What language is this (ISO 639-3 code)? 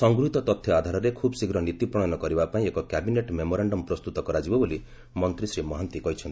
ori